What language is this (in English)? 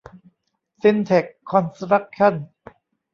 Thai